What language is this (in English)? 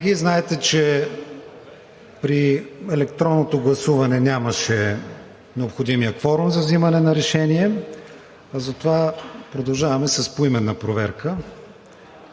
Bulgarian